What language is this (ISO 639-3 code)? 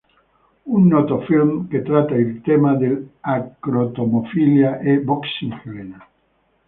ita